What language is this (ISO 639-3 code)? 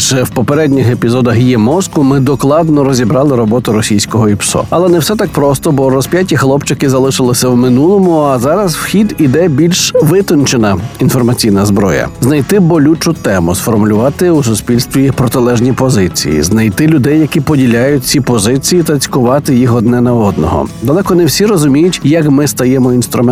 ukr